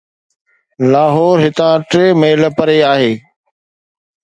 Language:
Sindhi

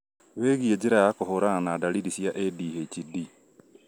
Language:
Kikuyu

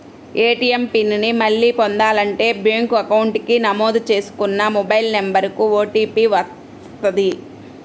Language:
Telugu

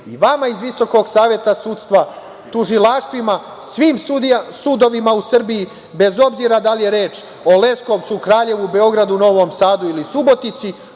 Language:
Serbian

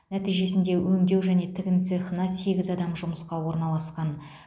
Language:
Kazakh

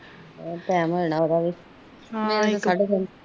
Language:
Punjabi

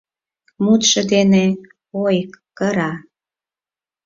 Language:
Mari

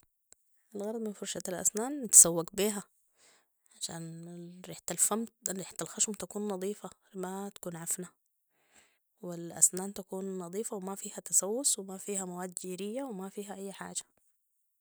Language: Sudanese Arabic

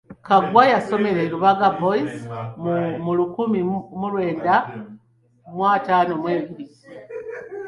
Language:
Ganda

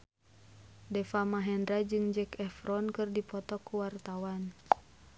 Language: Sundanese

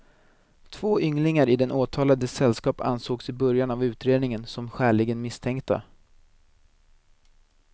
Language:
Swedish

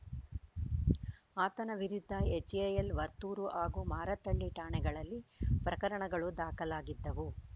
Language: Kannada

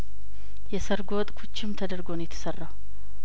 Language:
Amharic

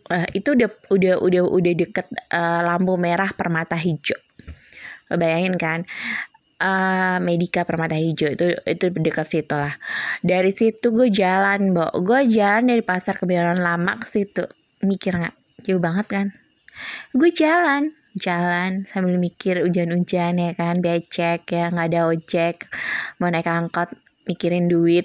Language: Indonesian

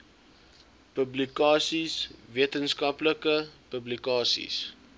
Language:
Afrikaans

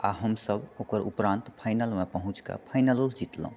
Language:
Maithili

